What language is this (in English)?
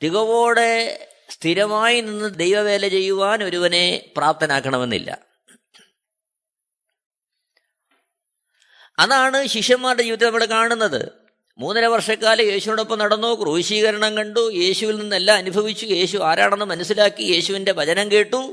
Malayalam